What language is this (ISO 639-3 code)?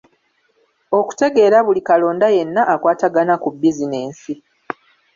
lug